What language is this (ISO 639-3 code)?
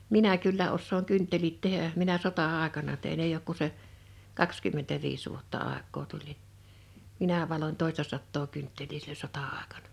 fin